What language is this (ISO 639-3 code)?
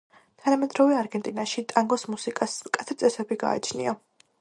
kat